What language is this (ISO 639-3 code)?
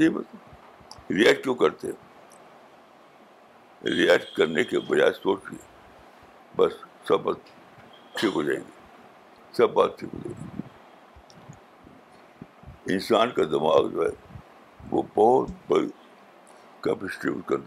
urd